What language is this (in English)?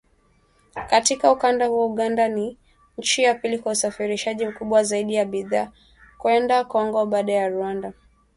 Swahili